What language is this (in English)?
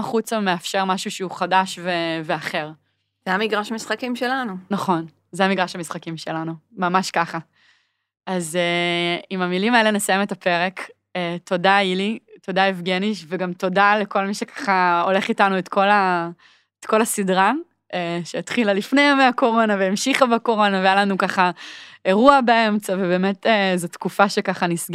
Hebrew